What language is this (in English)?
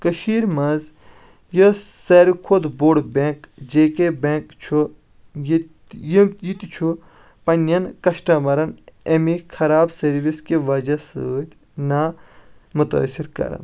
Kashmiri